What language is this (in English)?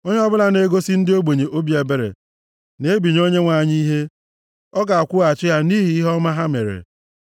Igbo